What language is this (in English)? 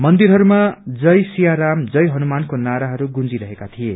Nepali